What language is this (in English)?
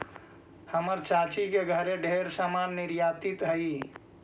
Magahi